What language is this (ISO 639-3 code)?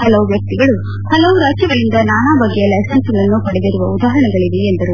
kan